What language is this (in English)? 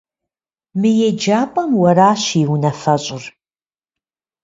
Kabardian